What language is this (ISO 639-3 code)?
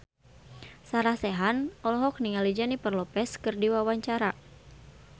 sun